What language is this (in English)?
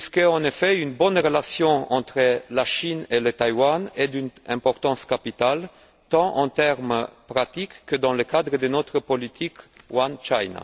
French